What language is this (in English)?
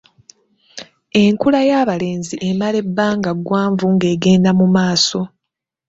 Ganda